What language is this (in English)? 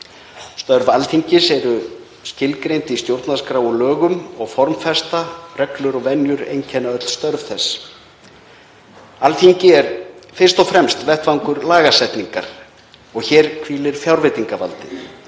Icelandic